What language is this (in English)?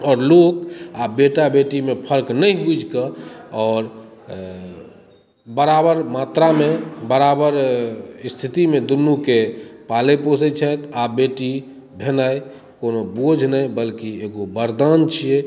Maithili